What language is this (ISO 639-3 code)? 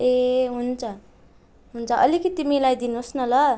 nep